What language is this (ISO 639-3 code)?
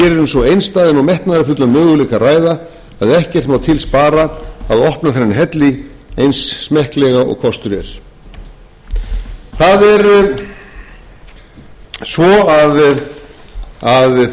isl